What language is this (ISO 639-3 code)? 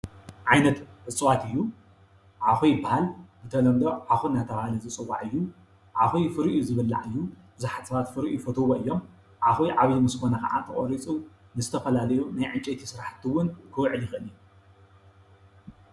tir